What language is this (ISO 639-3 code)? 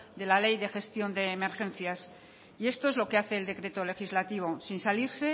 spa